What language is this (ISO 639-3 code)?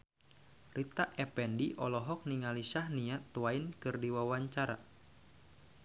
sun